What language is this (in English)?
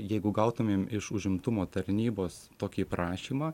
Lithuanian